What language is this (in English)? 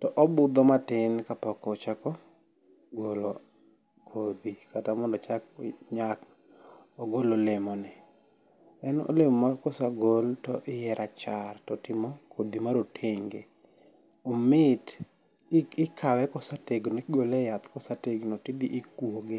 Luo (Kenya and Tanzania)